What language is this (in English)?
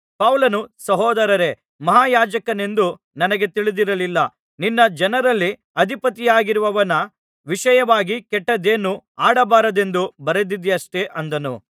Kannada